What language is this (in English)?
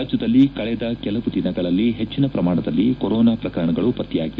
Kannada